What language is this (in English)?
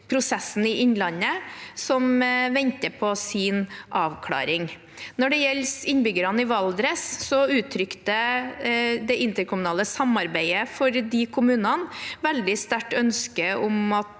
Norwegian